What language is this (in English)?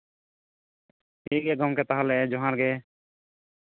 Santali